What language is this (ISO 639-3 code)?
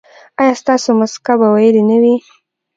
pus